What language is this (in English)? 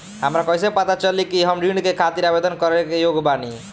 Bhojpuri